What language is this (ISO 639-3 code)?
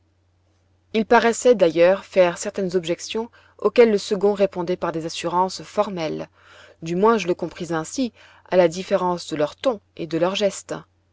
fra